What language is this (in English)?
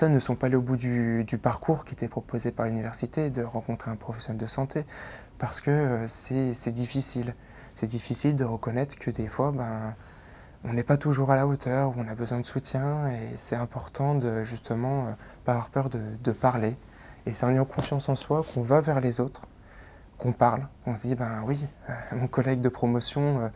French